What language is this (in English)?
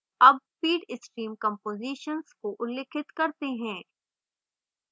Hindi